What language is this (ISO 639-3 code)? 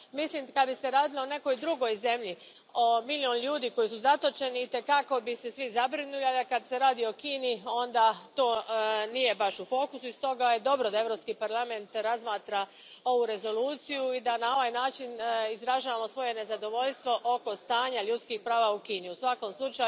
hrv